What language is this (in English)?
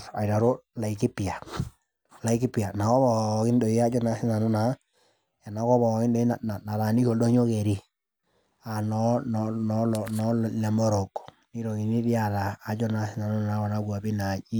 Masai